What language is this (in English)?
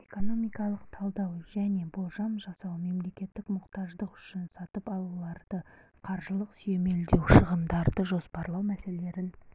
Kazakh